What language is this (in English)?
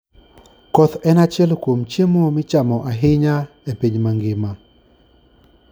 Luo (Kenya and Tanzania)